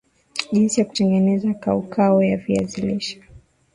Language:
Swahili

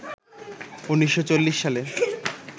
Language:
Bangla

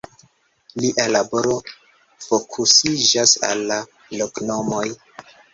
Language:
Esperanto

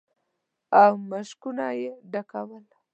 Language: Pashto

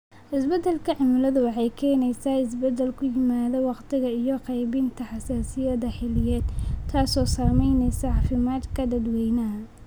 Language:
Somali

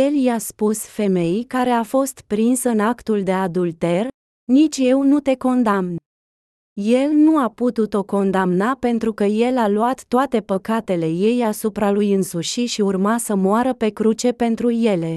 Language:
Romanian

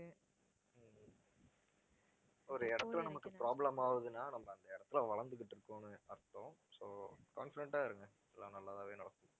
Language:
Tamil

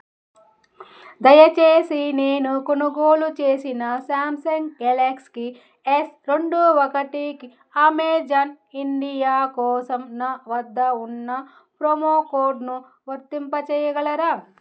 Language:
Telugu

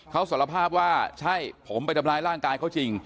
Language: Thai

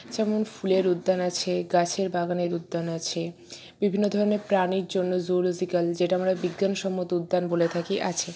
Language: Bangla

